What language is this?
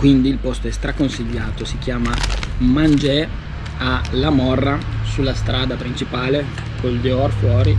Italian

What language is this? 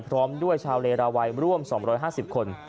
Thai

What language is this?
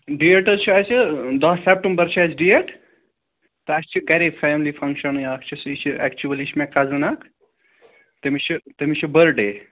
Kashmiri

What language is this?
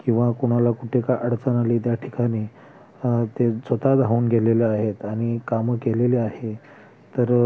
Marathi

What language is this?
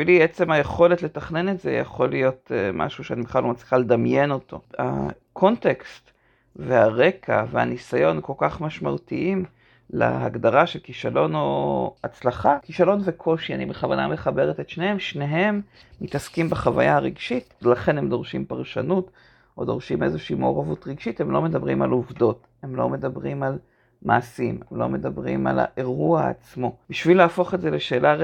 Hebrew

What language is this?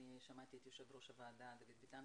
Hebrew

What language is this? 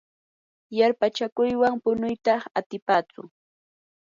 Yanahuanca Pasco Quechua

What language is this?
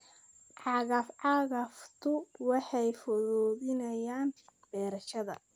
Somali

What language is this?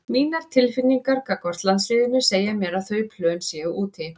Icelandic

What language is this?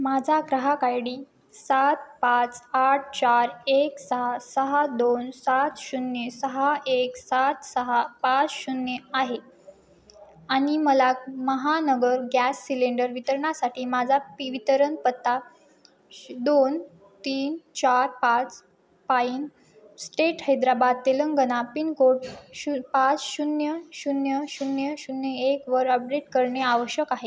Marathi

